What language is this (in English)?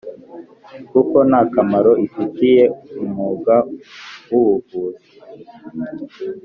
Kinyarwanda